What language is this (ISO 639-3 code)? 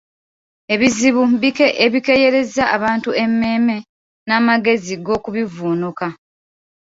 lug